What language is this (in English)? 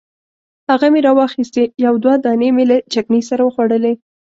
Pashto